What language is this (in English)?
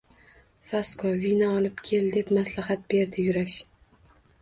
Uzbek